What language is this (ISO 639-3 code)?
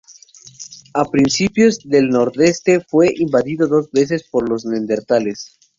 spa